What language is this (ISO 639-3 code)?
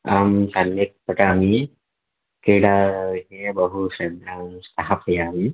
san